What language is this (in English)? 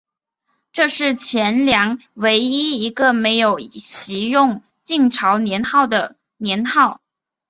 Chinese